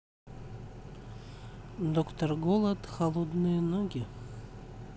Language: Russian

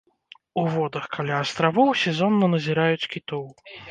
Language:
Belarusian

